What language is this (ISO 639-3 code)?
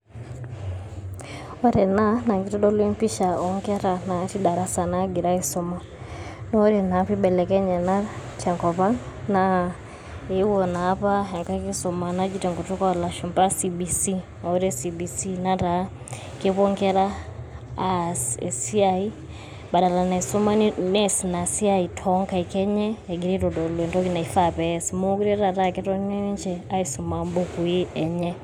mas